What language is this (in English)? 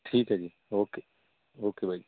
Punjabi